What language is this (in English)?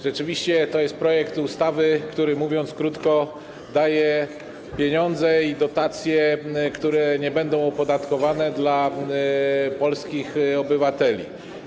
Polish